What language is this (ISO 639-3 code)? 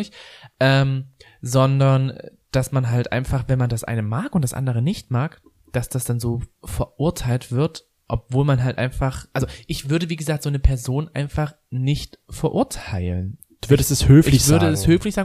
deu